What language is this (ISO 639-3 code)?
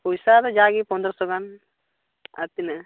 sat